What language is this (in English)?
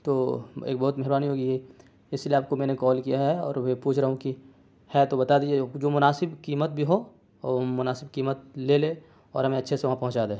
Urdu